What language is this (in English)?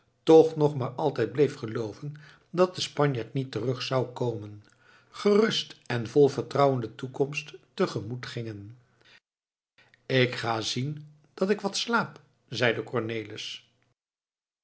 Dutch